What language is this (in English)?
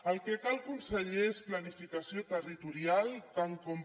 Catalan